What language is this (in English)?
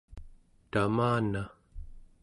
Central Yupik